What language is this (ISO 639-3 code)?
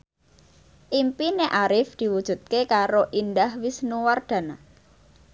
jav